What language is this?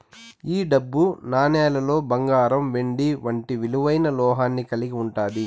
Telugu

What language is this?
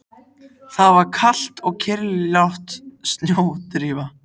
Icelandic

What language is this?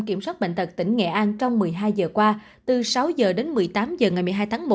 Vietnamese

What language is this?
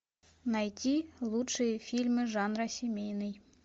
Russian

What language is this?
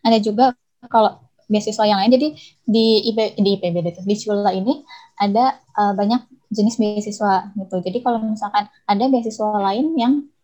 Indonesian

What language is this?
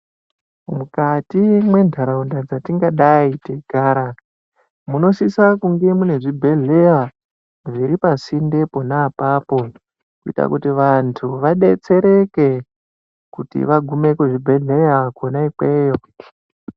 Ndau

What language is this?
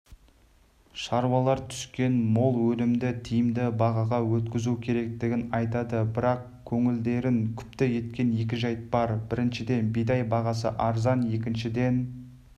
Kazakh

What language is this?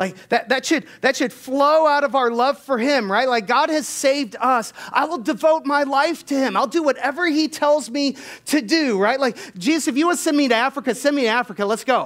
English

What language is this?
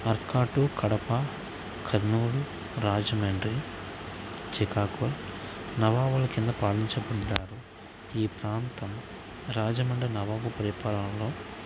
Telugu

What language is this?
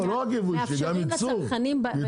Hebrew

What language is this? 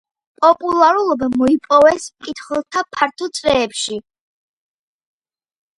Georgian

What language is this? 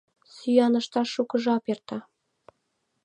Mari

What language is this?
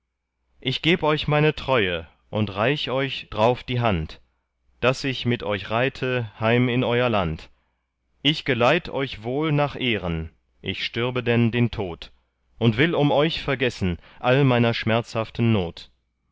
German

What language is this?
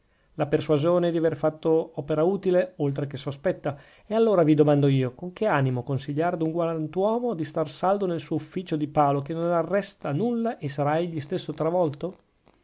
Italian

